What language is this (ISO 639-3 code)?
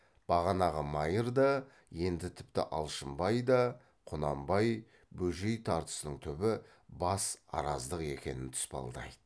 kaz